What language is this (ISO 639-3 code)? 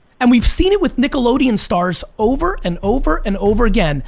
eng